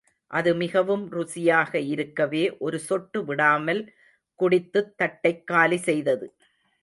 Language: Tamil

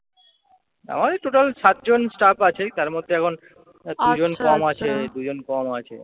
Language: Bangla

